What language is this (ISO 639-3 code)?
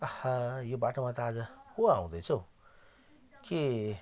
nep